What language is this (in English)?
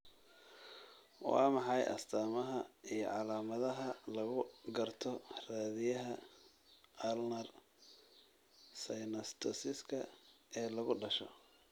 Somali